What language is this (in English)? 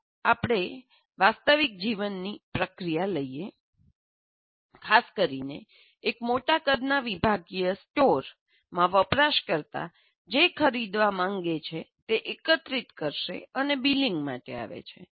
Gujarati